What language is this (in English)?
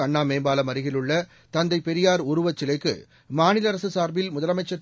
Tamil